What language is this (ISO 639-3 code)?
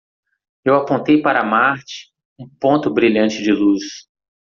por